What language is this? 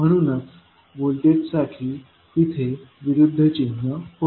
Marathi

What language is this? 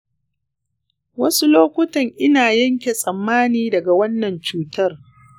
Hausa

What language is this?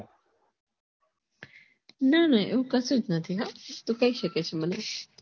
Gujarati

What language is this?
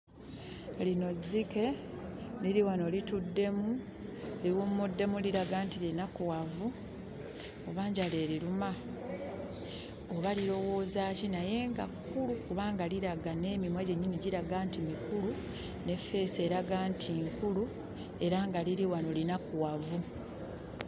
Ganda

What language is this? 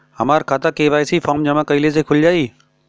Bhojpuri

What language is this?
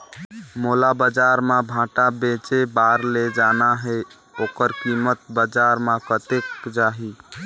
Chhattisgarhi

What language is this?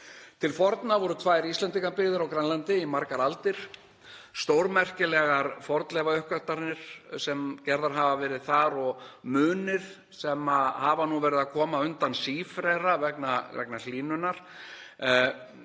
Icelandic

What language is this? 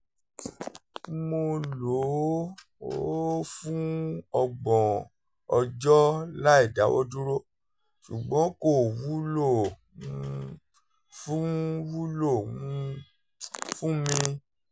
Yoruba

